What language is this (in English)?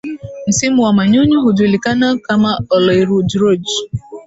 Swahili